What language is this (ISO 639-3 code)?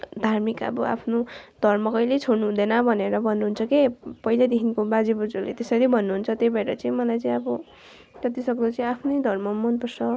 nep